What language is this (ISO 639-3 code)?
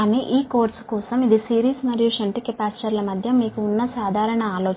tel